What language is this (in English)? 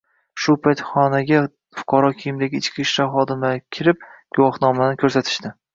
Uzbek